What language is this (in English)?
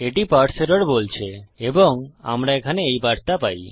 Bangla